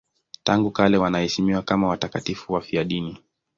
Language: Swahili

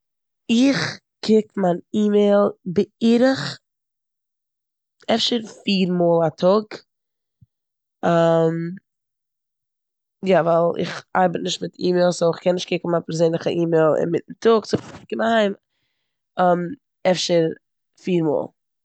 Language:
Yiddish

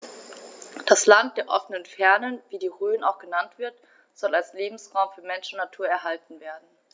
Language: German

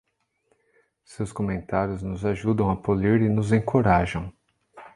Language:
Portuguese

